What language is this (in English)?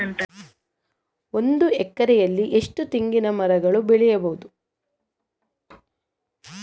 Kannada